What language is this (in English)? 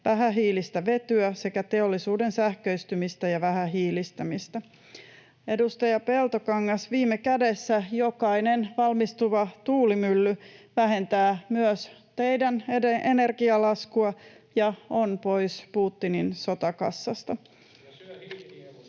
Finnish